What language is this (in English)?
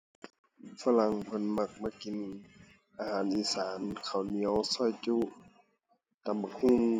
Thai